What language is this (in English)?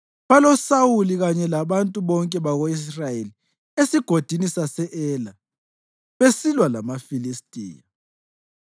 North Ndebele